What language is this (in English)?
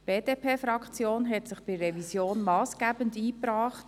Swiss German